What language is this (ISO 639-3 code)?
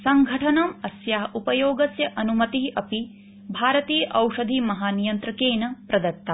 san